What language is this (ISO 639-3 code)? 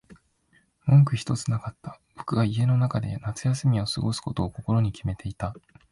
jpn